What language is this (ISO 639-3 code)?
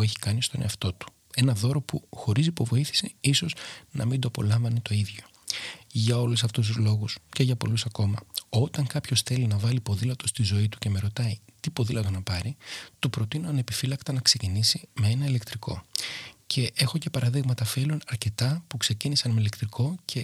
ell